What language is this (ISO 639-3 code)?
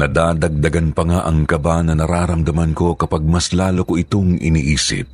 fil